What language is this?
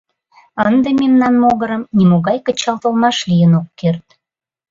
Mari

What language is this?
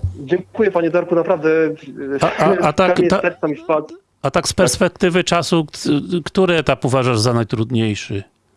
Polish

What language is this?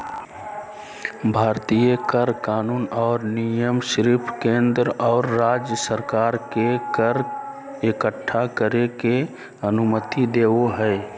Magahi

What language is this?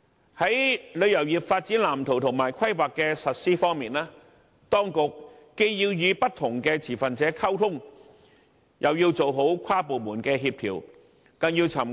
Cantonese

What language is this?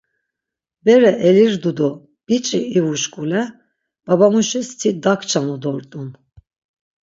Laz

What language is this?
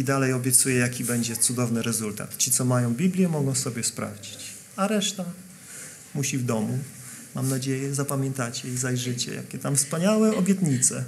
Polish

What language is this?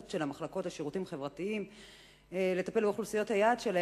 Hebrew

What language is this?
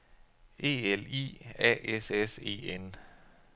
Danish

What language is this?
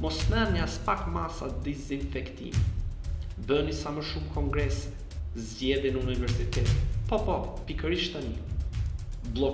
Romanian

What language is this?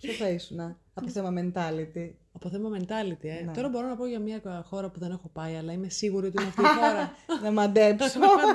Greek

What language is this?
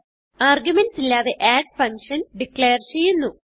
Malayalam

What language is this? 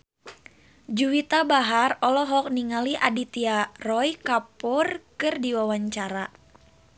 Sundanese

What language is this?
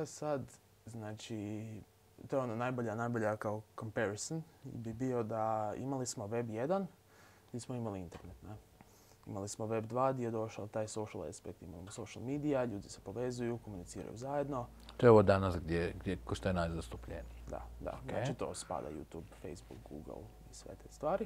Croatian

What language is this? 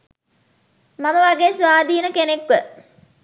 Sinhala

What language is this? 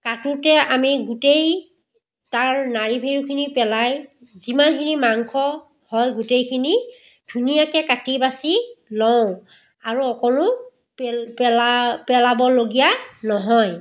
Assamese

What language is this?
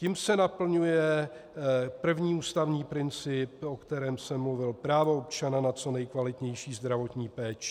Czech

